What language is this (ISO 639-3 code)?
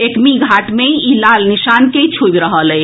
mai